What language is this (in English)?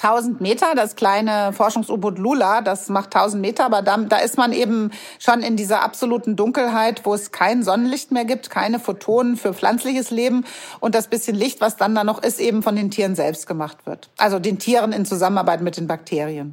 German